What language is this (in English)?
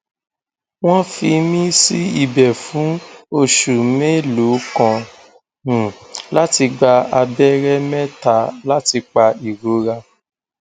Yoruba